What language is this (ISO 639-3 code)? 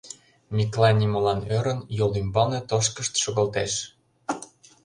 chm